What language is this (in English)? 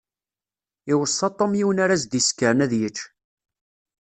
Kabyle